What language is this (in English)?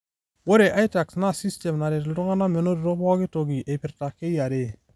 Masai